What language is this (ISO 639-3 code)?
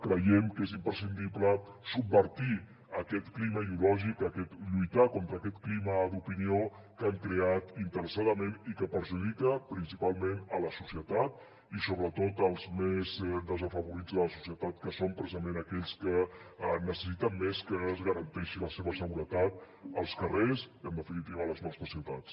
cat